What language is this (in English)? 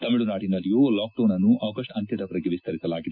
Kannada